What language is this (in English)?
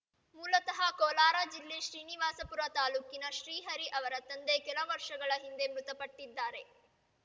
Kannada